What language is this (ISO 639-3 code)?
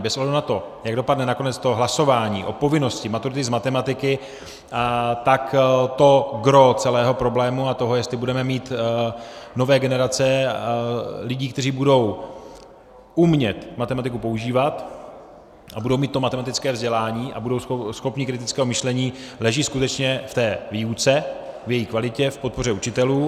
ces